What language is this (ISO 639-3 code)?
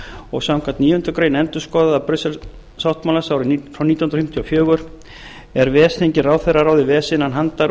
isl